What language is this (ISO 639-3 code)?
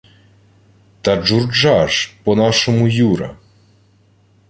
ukr